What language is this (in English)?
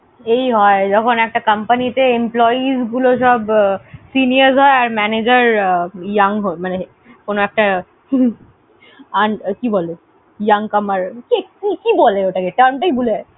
Bangla